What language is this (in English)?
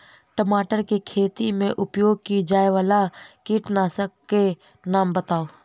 Maithili